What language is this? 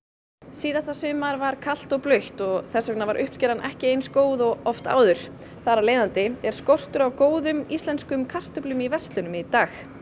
Icelandic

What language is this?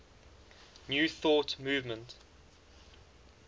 English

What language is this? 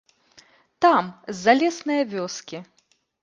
Belarusian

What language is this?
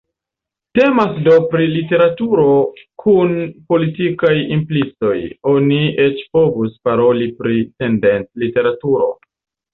Esperanto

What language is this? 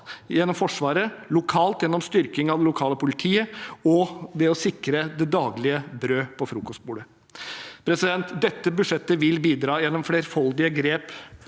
Norwegian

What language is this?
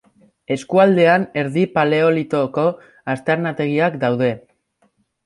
Basque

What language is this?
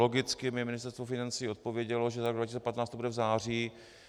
Czech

